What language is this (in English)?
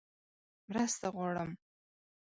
Pashto